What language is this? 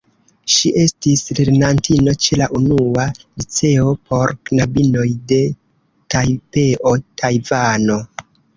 Esperanto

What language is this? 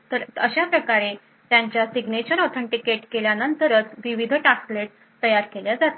Marathi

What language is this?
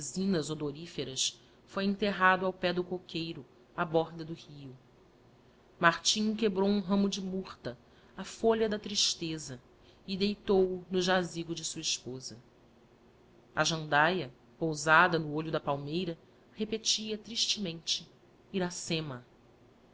Portuguese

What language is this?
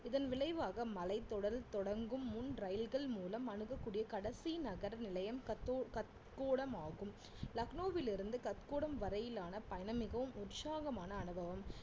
Tamil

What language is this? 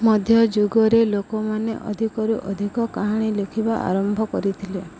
Odia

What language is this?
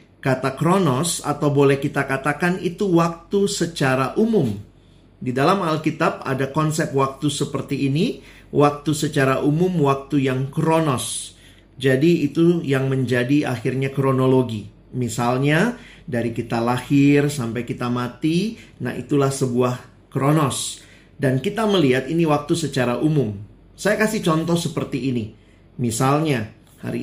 Indonesian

